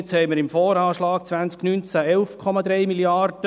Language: Swiss German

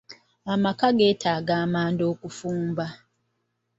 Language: Ganda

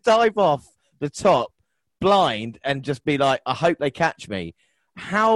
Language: English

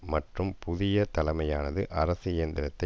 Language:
Tamil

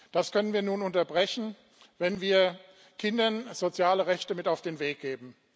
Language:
German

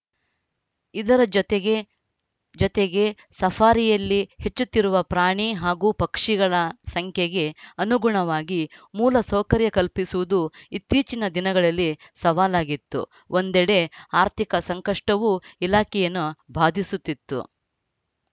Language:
Kannada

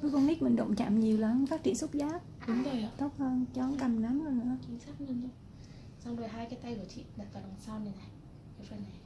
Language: Vietnamese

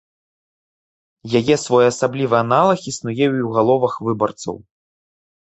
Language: Belarusian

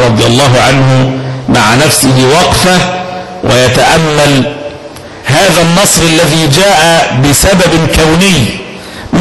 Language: Arabic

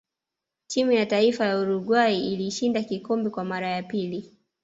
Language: Swahili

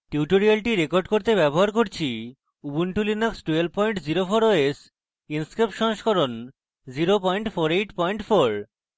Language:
Bangla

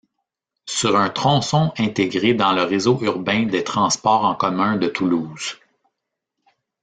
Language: French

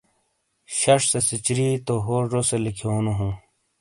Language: Shina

